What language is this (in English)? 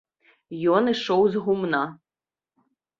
Belarusian